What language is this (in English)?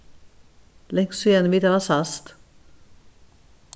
Faroese